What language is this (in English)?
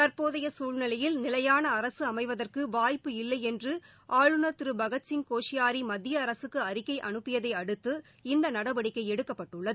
Tamil